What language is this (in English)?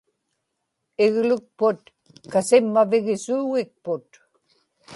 Inupiaq